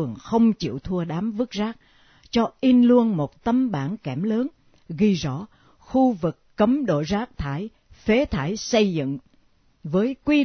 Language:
Vietnamese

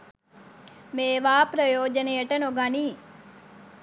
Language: Sinhala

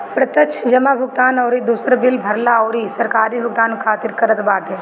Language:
Bhojpuri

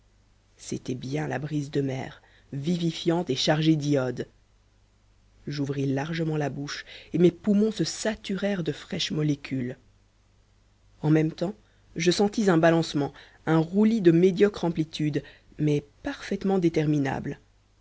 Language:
French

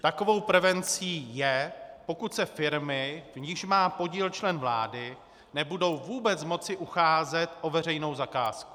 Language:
Czech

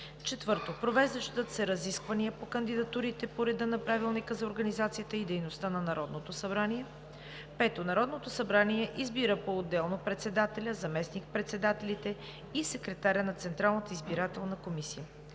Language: Bulgarian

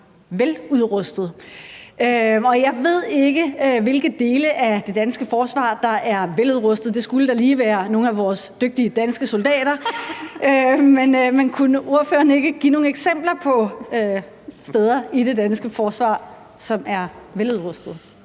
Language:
Danish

